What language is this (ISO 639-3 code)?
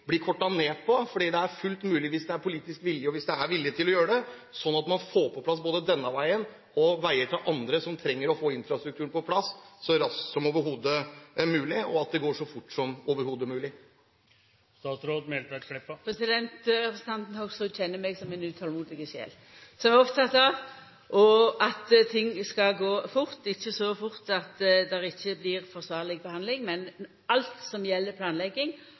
nor